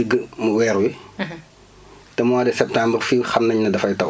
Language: Wolof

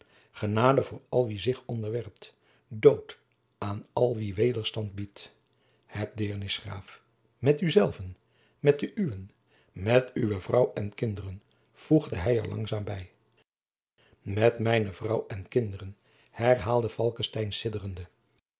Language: Dutch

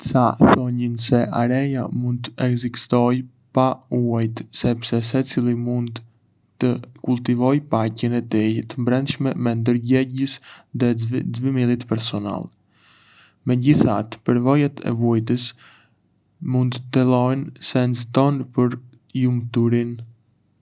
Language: Arbëreshë Albanian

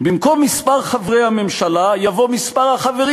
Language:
Hebrew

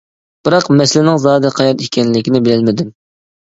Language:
Uyghur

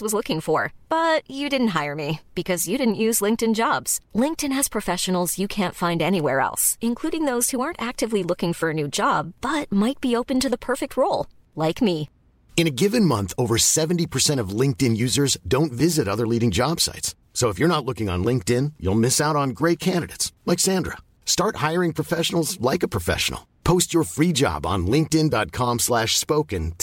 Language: Filipino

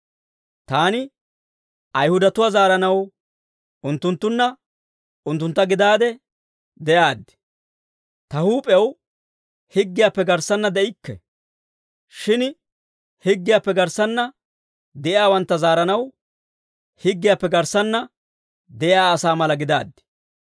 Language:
Dawro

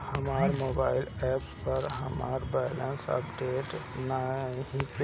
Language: Bhojpuri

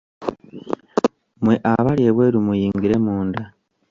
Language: Ganda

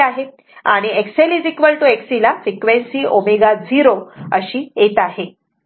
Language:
Marathi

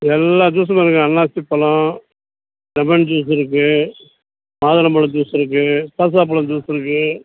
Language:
Tamil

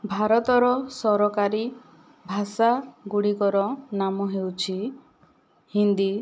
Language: Odia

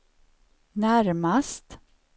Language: Swedish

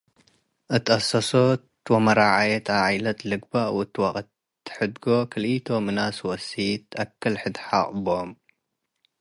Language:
Tigre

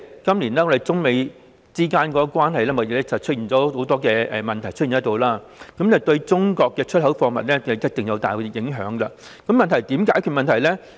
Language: Cantonese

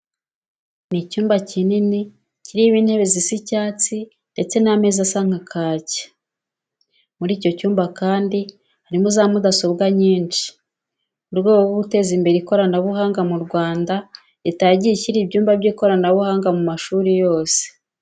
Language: Kinyarwanda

